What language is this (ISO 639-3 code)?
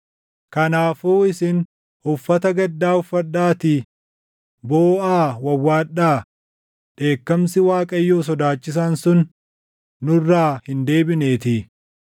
orm